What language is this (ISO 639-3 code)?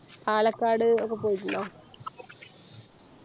mal